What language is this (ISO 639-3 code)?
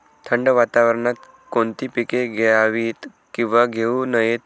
mar